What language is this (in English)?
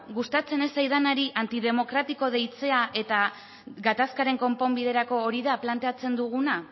Basque